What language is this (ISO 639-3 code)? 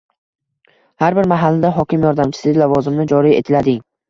uzb